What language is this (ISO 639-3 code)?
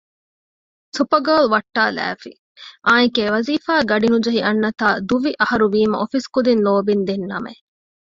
div